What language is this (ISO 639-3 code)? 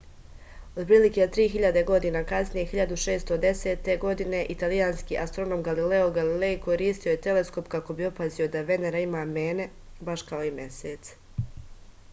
srp